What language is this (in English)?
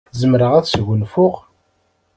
Kabyle